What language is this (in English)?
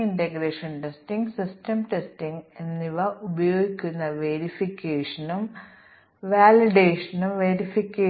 Malayalam